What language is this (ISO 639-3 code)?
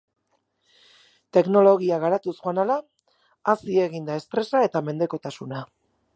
eus